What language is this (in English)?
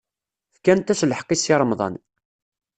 Kabyle